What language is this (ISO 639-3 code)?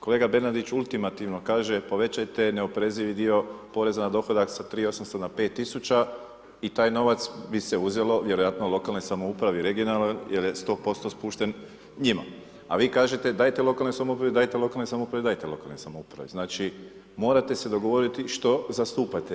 hrv